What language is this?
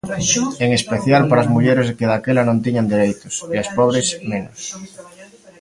Galician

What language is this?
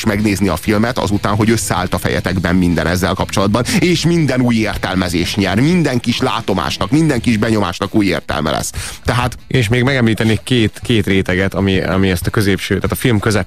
Hungarian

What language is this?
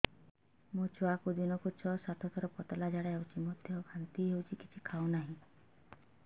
Odia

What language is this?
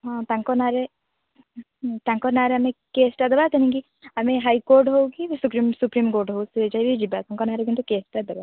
Odia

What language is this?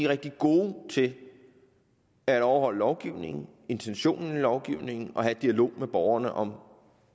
Danish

